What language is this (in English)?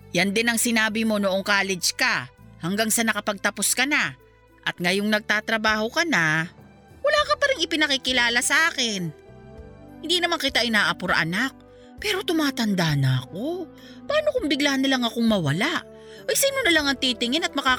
Filipino